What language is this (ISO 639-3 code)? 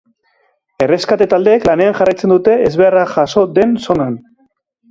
eus